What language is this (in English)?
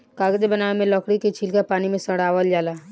Bhojpuri